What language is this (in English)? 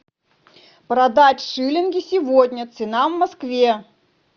Russian